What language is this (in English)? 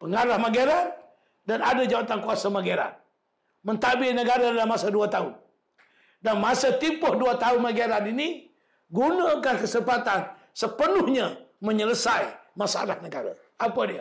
Malay